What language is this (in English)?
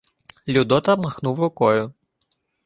Ukrainian